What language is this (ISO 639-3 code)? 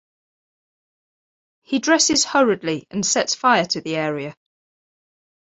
eng